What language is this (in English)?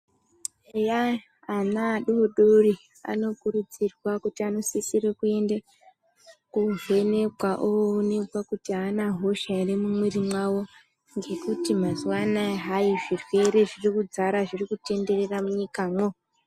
Ndau